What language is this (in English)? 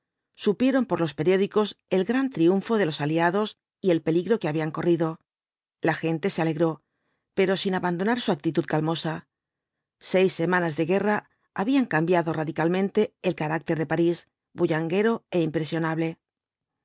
Spanish